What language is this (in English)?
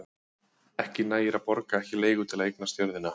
Icelandic